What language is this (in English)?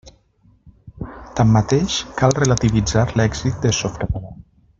Catalan